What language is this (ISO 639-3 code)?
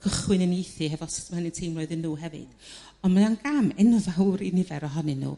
cym